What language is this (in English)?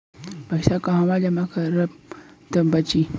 Bhojpuri